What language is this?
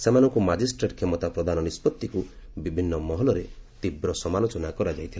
Odia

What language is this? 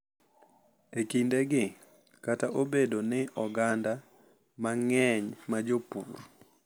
Luo (Kenya and Tanzania)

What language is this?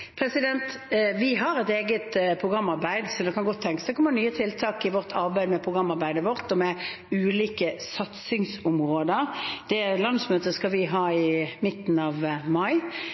Norwegian Bokmål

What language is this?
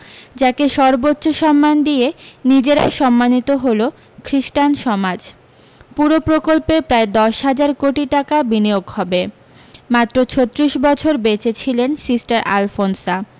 Bangla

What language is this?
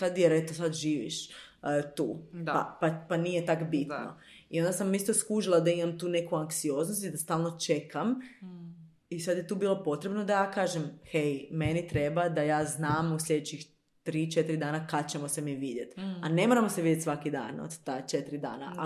Croatian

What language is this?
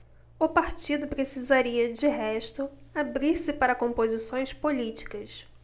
Portuguese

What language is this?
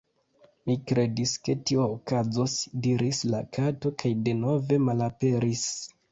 Esperanto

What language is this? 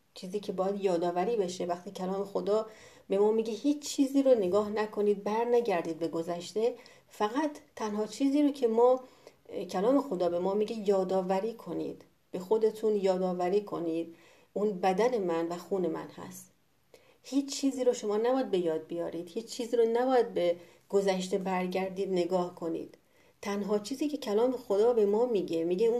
Persian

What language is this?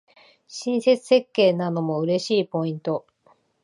Japanese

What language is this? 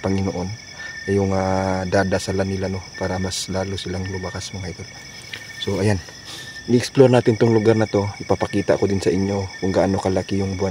Filipino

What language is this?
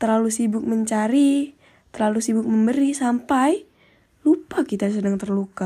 Indonesian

